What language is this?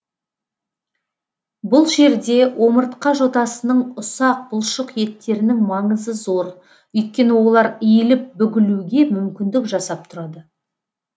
Kazakh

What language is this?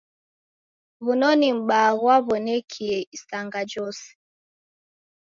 Taita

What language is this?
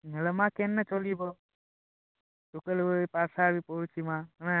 Odia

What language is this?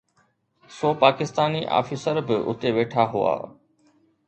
Sindhi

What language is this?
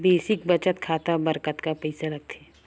Chhattisgarhi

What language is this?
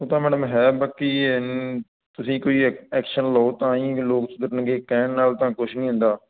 Punjabi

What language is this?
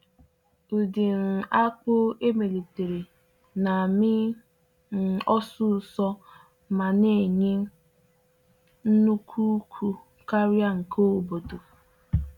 Igbo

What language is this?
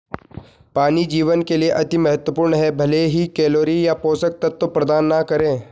Hindi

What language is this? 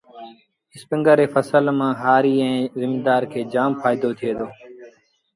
Sindhi Bhil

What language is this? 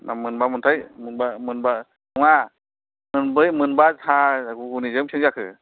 Bodo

